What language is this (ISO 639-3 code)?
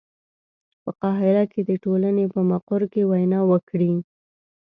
pus